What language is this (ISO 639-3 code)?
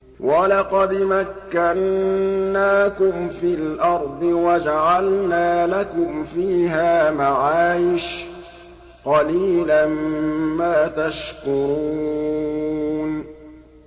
ara